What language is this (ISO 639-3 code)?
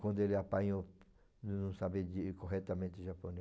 por